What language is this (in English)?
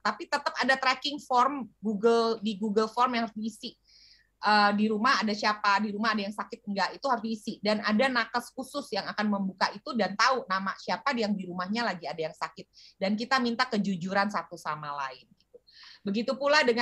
Indonesian